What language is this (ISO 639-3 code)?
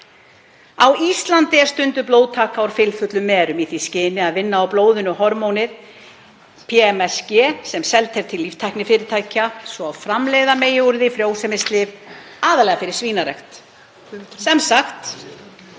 isl